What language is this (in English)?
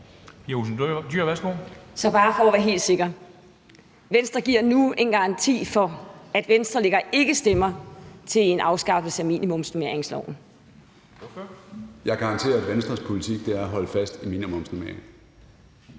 Danish